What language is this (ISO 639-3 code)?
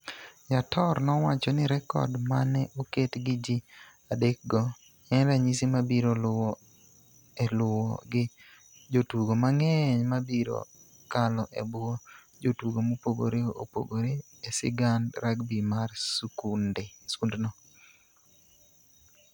luo